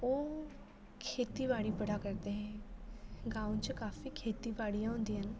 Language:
Dogri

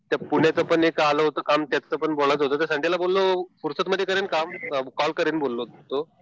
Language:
Marathi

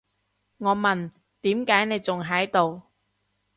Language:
Cantonese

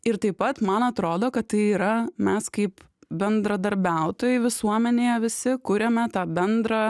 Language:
Lithuanian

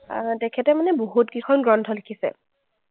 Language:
Assamese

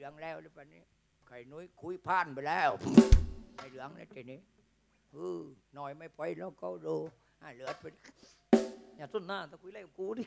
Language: Thai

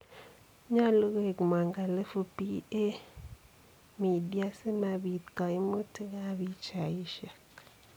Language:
Kalenjin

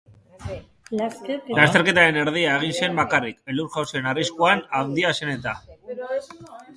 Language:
Basque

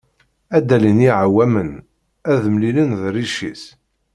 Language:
Kabyle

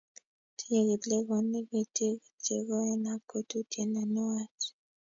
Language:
Kalenjin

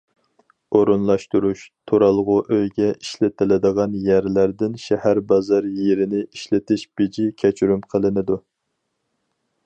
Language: Uyghur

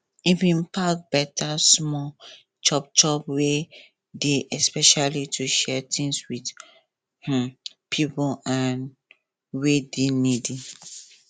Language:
Nigerian Pidgin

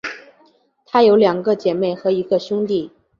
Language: Chinese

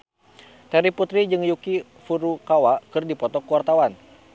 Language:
Sundanese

